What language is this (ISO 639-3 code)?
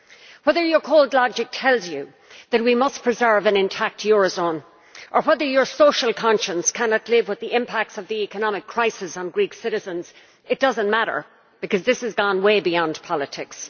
eng